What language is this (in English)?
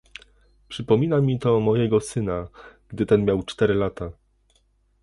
Polish